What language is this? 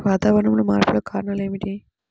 Telugu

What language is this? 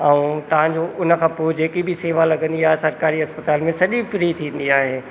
Sindhi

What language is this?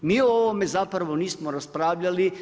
Croatian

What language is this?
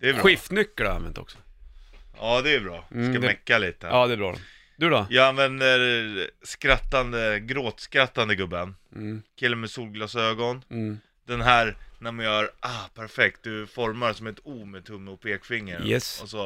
Swedish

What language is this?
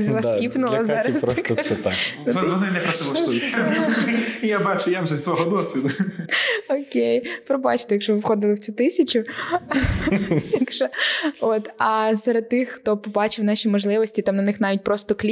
Ukrainian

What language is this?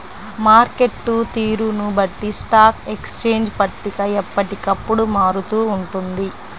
Telugu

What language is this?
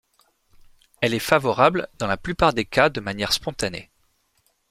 French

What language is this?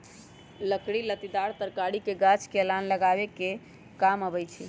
Magahi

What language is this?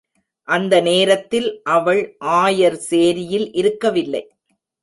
Tamil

